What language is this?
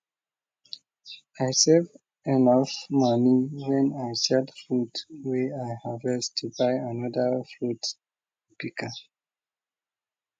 Nigerian Pidgin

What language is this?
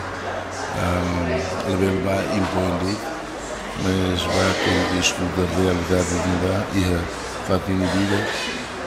Portuguese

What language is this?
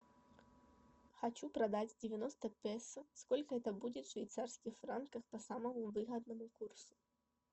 Russian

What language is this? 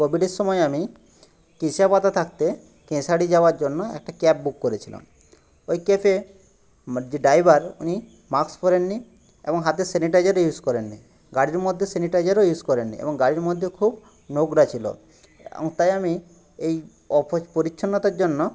Bangla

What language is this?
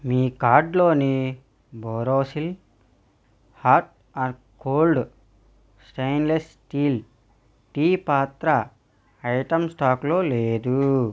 Telugu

